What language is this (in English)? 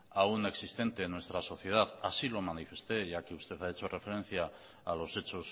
Spanish